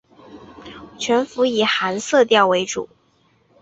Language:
Chinese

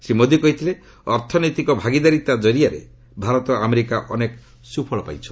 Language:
Odia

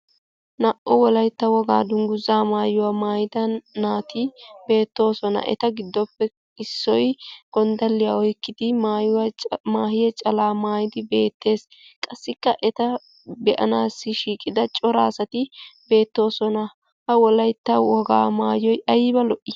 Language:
Wolaytta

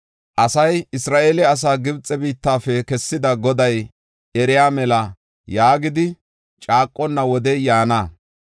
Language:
Gofa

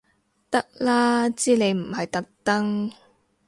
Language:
Cantonese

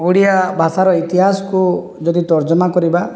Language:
Odia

